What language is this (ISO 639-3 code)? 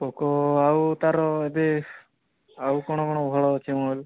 ori